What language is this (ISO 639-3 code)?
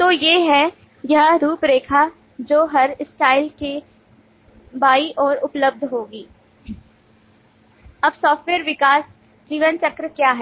hin